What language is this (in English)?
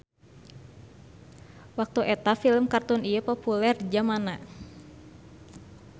Sundanese